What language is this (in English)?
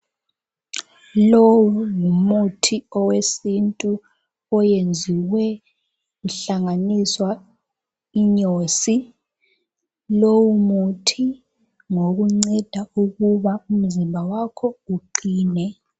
North Ndebele